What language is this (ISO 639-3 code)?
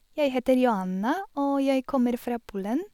nor